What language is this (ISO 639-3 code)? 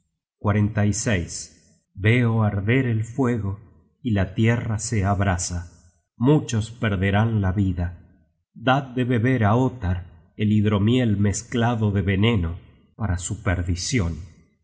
spa